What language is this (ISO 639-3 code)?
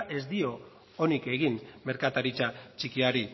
eus